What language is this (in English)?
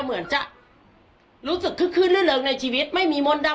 Thai